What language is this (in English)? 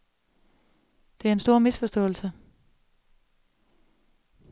Danish